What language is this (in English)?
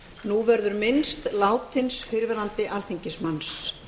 Icelandic